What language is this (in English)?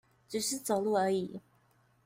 Chinese